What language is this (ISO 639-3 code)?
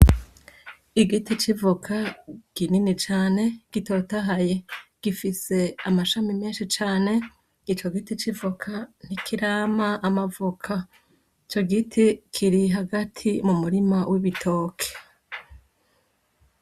run